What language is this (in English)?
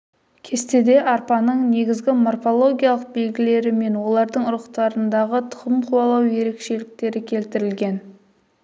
Kazakh